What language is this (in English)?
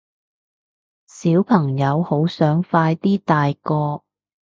Cantonese